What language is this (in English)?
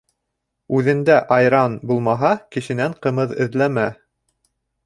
Bashkir